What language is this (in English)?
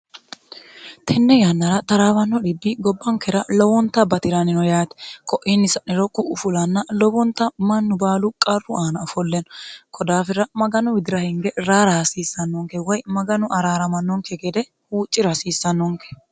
Sidamo